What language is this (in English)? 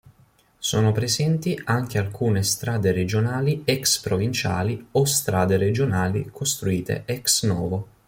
Italian